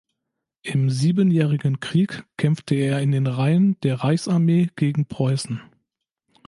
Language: German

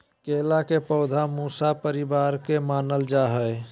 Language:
Magahi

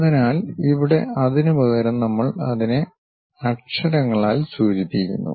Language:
Malayalam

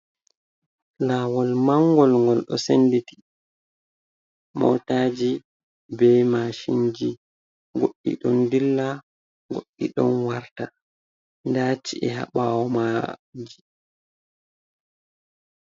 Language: Fula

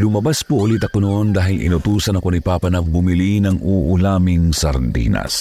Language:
Filipino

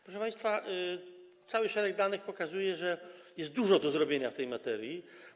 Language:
Polish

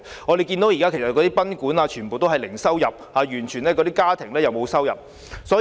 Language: Cantonese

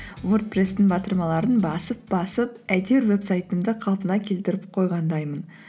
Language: Kazakh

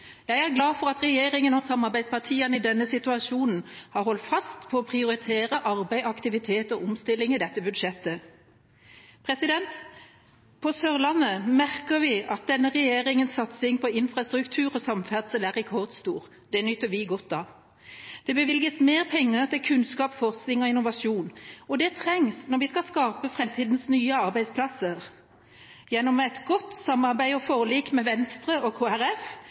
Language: Norwegian Bokmål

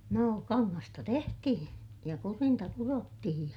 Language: Finnish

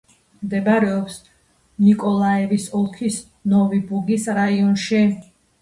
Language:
Georgian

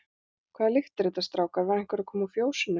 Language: Icelandic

